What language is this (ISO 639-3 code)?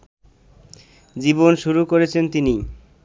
ben